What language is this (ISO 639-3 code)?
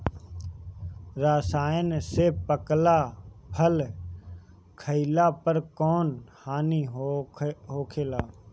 bho